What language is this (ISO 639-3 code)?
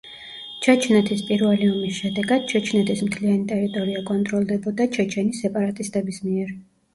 kat